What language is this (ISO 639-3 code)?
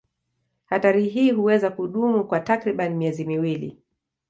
swa